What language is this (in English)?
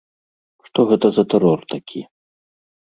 Belarusian